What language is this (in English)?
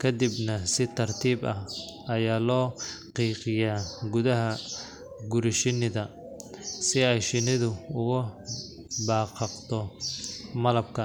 Somali